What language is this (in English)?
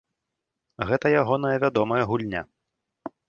Belarusian